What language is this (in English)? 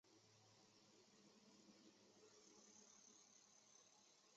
Chinese